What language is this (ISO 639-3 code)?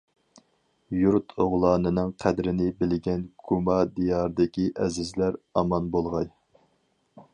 uig